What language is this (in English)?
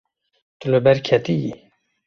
Kurdish